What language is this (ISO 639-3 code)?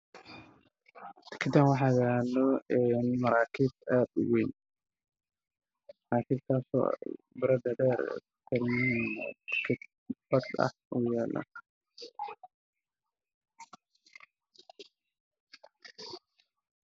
som